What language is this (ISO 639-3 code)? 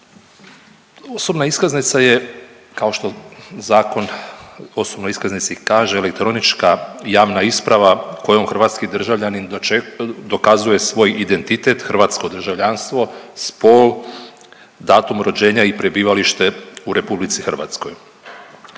hrv